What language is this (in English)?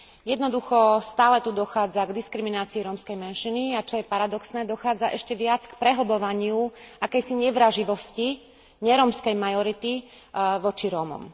Slovak